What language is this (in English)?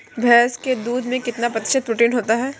Hindi